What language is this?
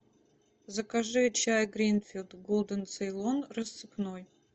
Russian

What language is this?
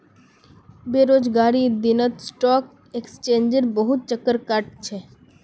Magahi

